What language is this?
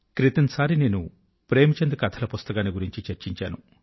Telugu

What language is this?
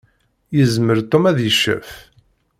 Kabyle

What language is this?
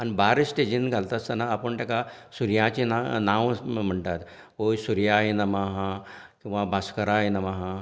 Konkani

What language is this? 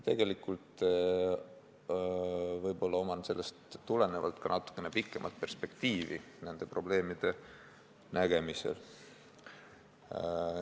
Estonian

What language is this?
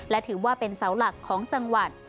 Thai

